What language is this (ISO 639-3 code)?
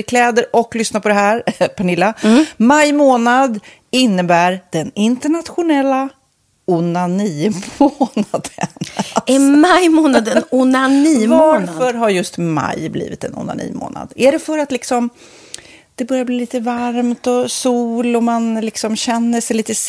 swe